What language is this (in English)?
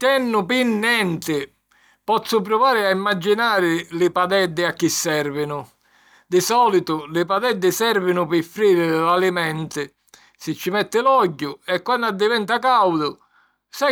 Sicilian